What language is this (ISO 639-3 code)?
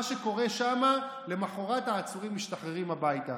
heb